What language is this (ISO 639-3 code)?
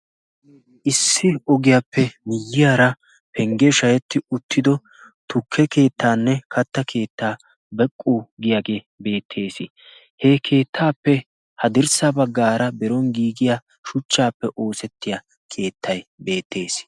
wal